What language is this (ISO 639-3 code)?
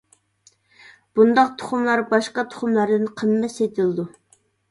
uig